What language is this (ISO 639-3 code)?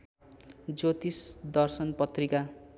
nep